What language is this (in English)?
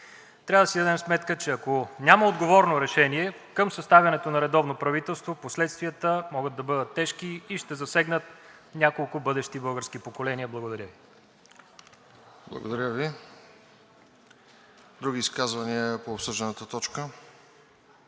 Bulgarian